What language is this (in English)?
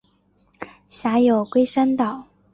Chinese